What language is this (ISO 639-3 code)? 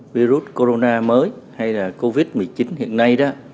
vie